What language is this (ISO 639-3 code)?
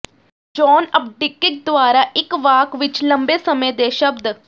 pan